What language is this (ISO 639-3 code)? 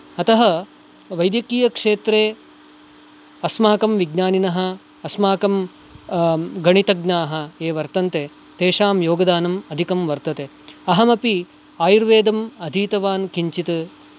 san